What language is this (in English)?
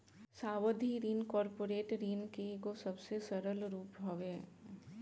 Bhojpuri